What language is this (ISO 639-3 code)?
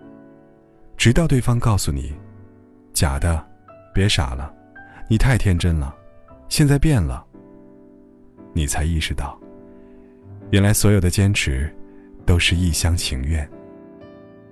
zho